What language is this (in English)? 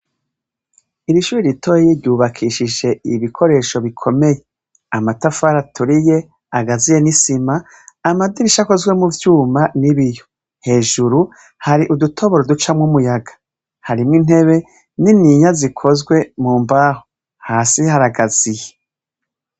Rundi